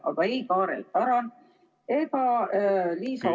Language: Estonian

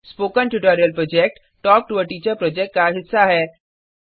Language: Hindi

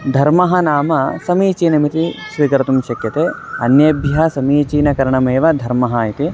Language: Sanskrit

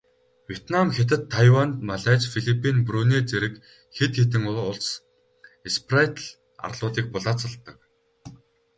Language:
Mongolian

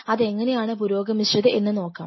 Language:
Malayalam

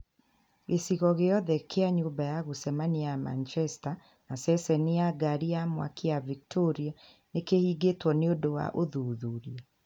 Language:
Kikuyu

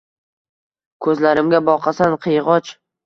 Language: Uzbek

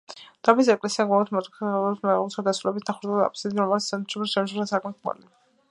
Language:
Georgian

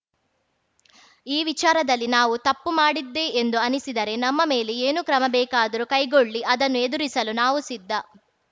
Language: Kannada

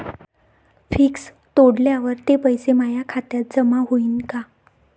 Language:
Marathi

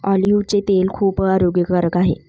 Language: Marathi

